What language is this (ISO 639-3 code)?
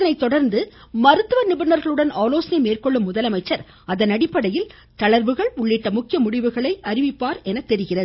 tam